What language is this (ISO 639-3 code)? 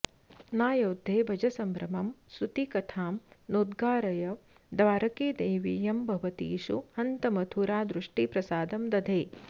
san